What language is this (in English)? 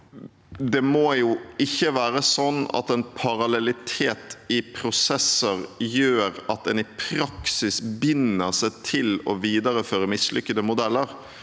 Norwegian